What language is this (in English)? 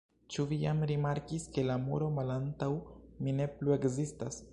Esperanto